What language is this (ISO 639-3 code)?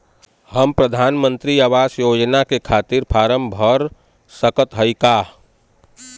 bho